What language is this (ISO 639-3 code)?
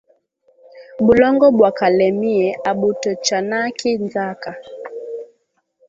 swa